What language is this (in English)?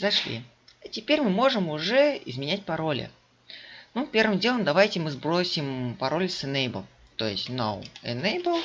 Russian